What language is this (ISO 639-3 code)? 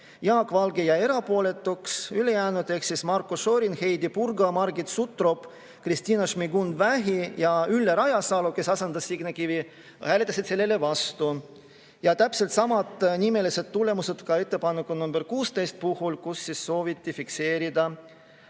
est